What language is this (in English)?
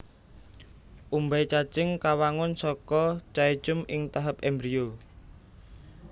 Javanese